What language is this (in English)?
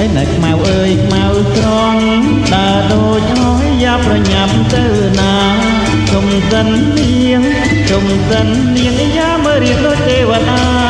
Khmer